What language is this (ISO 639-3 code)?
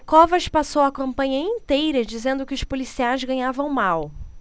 por